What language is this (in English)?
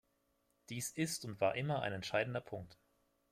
German